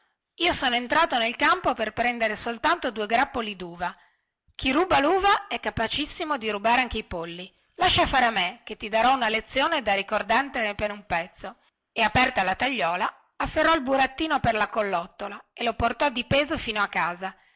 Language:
Italian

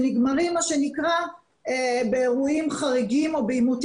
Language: Hebrew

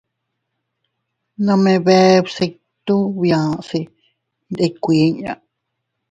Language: Teutila Cuicatec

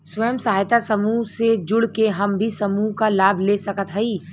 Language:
Bhojpuri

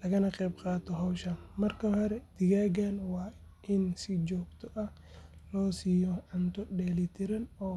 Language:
Somali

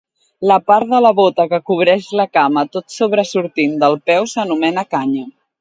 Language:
Catalan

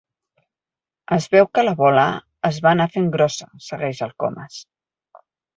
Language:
Catalan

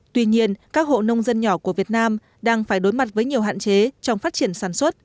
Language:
Vietnamese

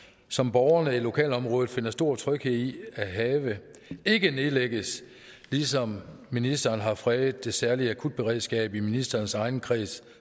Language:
Danish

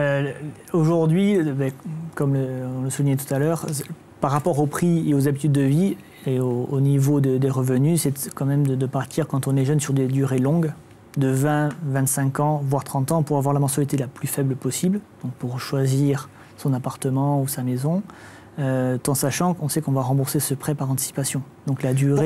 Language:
French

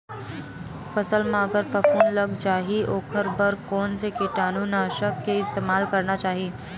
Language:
Chhattisgarhi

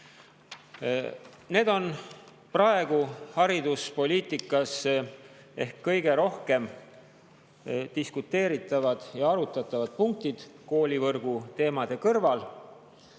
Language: Estonian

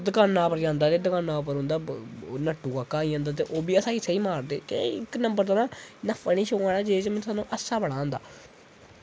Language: Dogri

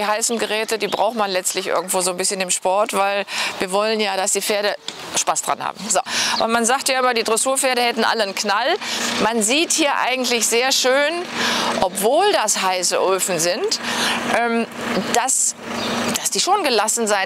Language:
German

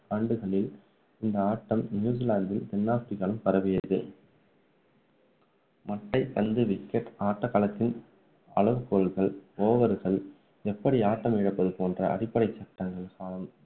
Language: Tamil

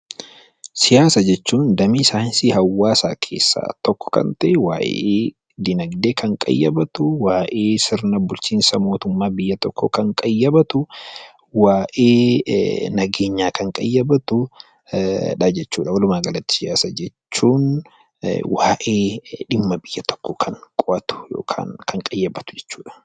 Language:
Oromo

